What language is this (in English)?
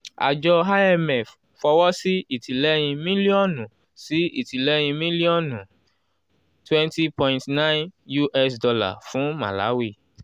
Yoruba